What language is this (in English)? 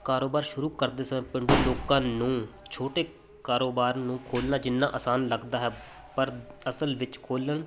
Punjabi